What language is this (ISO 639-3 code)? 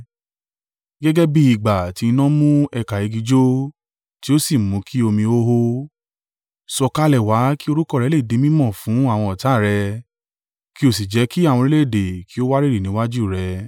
yor